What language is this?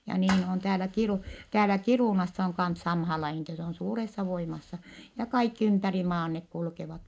Finnish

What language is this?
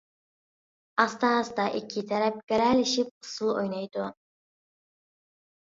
Uyghur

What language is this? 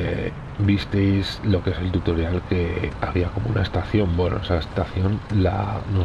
Spanish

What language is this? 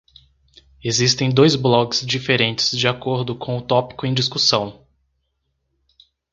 Portuguese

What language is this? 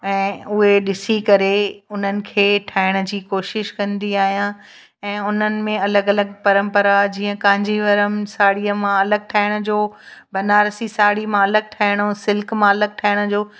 Sindhi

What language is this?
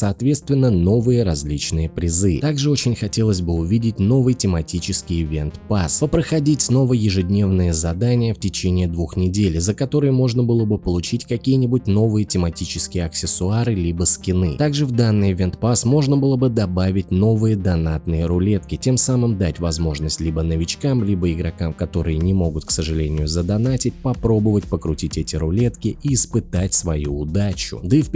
Russian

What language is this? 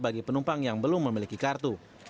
Indonesian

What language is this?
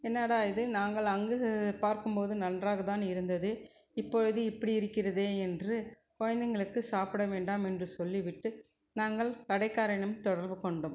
Tamil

